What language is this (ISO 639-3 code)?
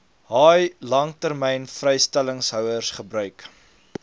afr